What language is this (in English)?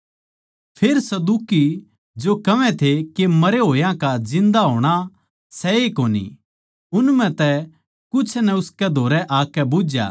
Haryanvi